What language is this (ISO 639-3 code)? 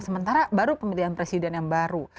ind